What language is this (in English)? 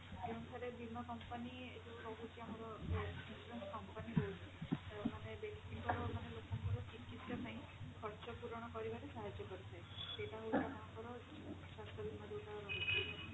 Odia